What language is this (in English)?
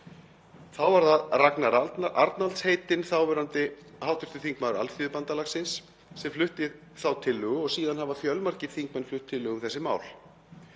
Icelandic